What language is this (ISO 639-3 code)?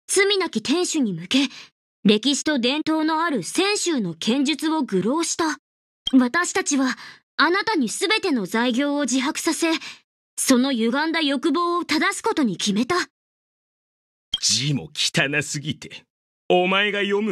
jpn